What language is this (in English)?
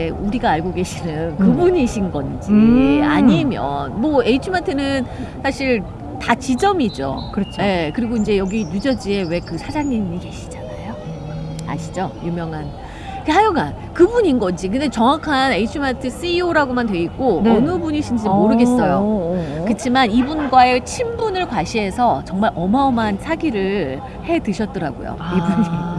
Korean